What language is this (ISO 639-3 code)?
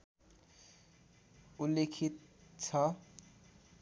nep